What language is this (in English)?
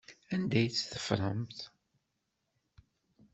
Kabyle